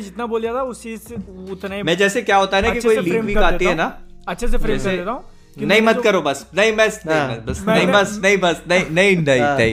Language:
Hindi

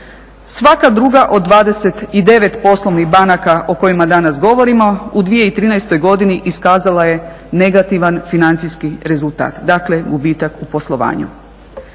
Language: Croatian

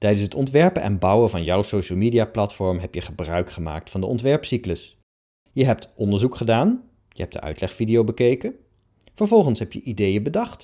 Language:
Dutch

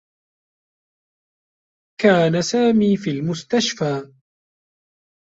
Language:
Arabic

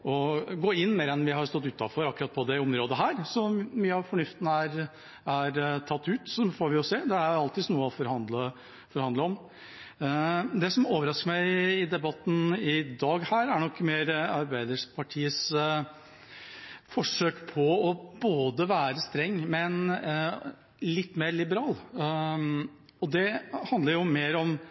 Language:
Norwegian Bokmål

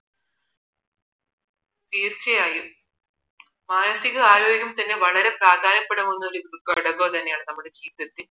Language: Malayalam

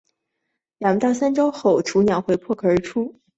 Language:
Chinese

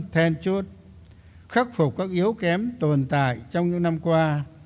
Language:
Vietnamese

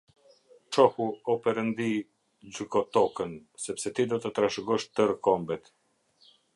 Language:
Albanian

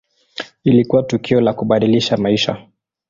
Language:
Swahili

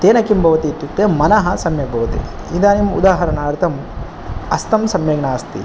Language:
Sanskrit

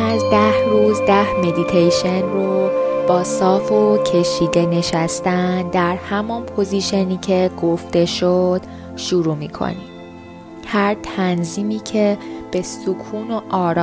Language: Persian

